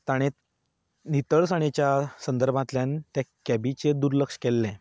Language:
Konkani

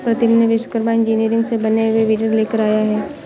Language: Hindi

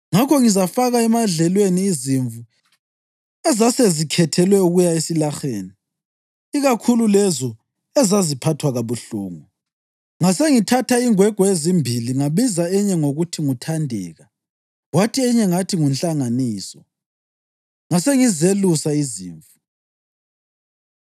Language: North Ndebele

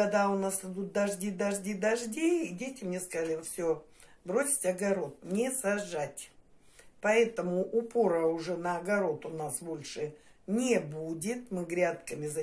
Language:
Russian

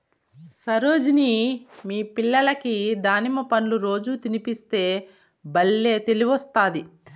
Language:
Telugu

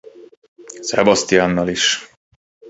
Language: Hungarian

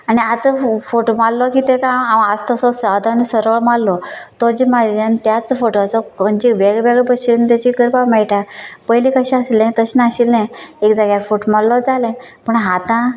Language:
Konkani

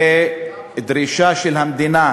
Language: Hebrew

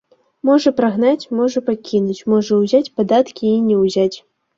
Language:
Belarusian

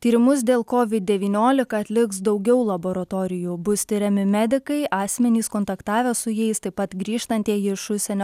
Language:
Lithuanian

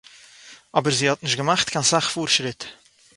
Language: Yiddish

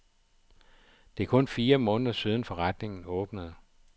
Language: Danish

